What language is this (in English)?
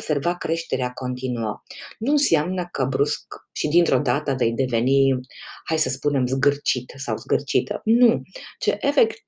Romanian